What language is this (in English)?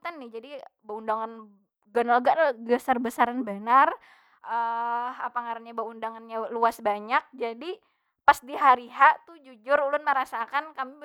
Banjar